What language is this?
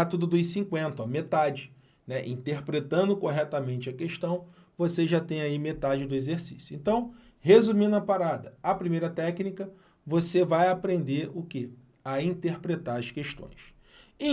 Portuguese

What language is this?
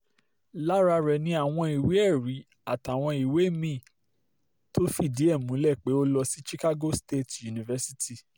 Yoruba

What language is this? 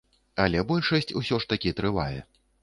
Belarusian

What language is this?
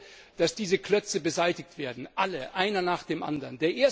German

